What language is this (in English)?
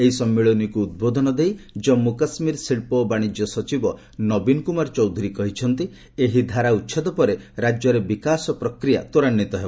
Odia